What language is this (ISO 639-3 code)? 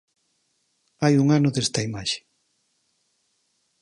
glg